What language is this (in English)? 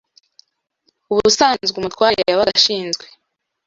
Kinyarwanda